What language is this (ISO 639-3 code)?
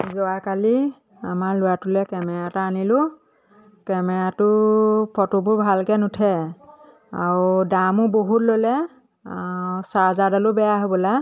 asm